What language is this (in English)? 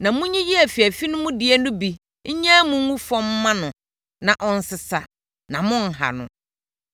Akan